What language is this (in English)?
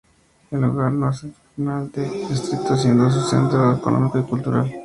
Spanish